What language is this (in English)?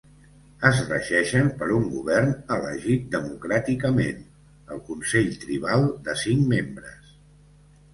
Catalan